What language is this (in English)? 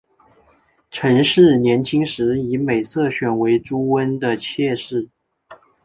Chinese